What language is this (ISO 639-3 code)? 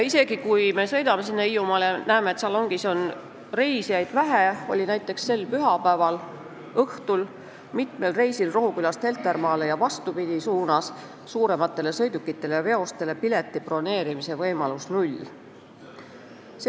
est